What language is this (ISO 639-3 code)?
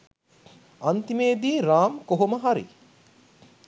sin